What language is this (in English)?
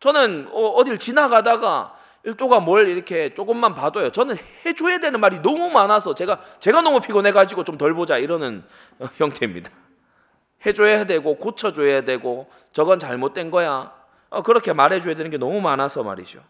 Korean